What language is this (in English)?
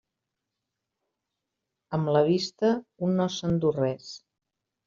Catalan